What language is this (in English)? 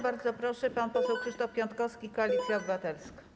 Polish